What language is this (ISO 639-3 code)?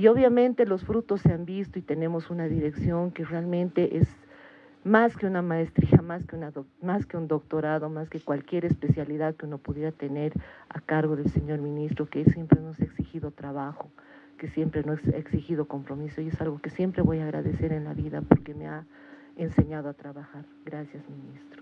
spa